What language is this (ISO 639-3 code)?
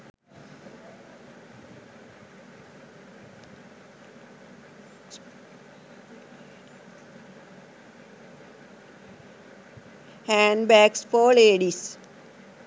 sin